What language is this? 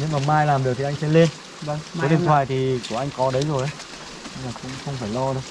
Vietnamese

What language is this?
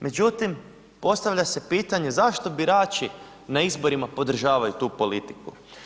Croatian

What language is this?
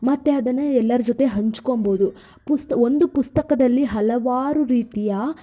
Kannada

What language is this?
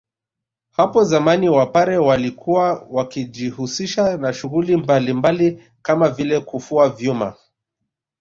Swahili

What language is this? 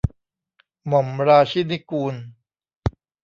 Thai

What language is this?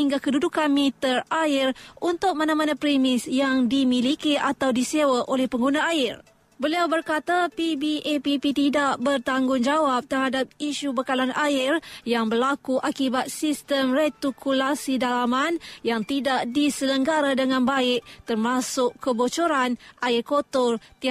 Malay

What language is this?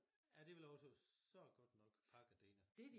Danish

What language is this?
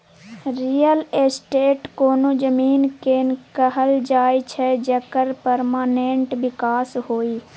Maithili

